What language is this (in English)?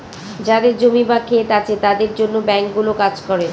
Bangla